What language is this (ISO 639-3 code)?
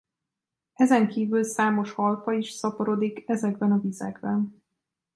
hun